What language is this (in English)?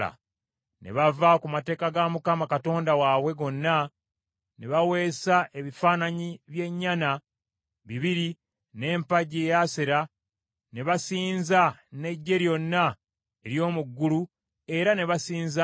Ganda